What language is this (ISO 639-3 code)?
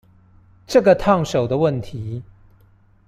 zho